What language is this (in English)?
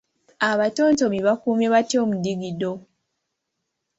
Ganda